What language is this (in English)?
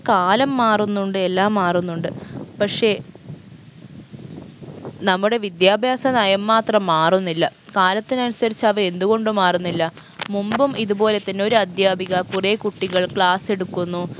Malayalam